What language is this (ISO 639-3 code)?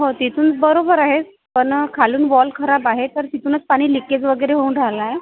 mar